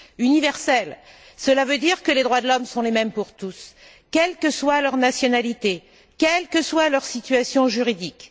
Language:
French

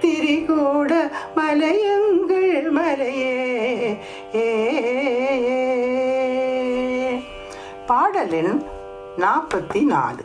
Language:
Tamil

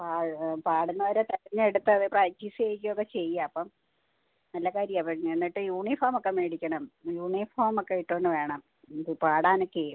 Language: Malayalam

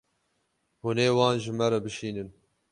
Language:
Kurdish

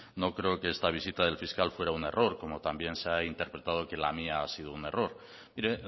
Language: Spanish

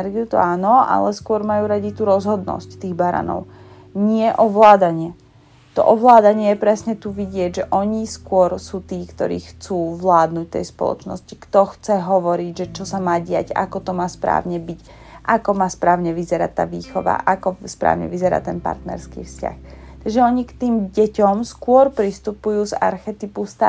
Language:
Slovak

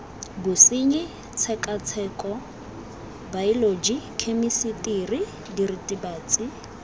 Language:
Tswana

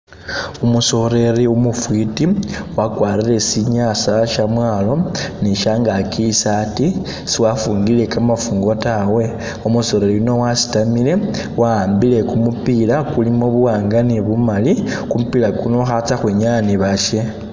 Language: Masaaba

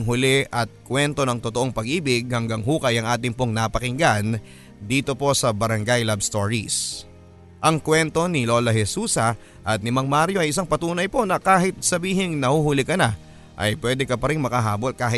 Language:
Filipino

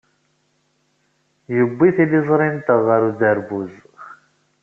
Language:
Kabyle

